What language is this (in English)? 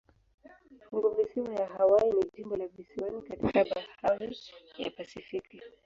Swahili